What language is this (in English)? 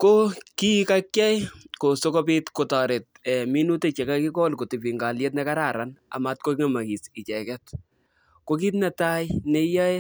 Kalenjin